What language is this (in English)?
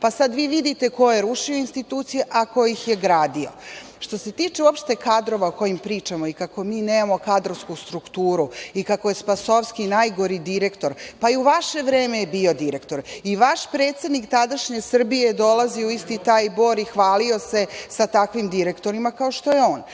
Serbian